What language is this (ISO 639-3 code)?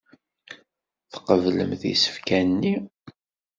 kab